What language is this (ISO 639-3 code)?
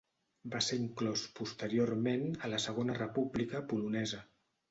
cat